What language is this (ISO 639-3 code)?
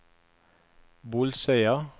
nor